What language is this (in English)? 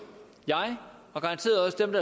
Danish